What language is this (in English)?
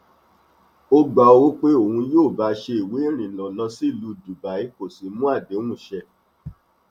Yoruba